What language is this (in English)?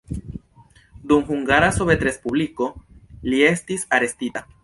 Esperanto